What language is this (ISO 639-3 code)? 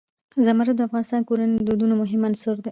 pus